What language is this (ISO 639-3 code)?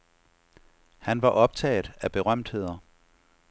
dan